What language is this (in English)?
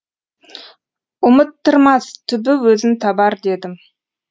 Kazakh